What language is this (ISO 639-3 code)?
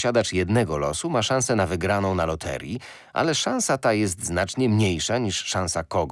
pol